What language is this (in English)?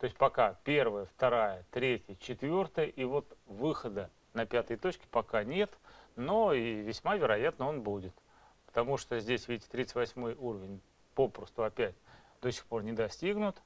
Russian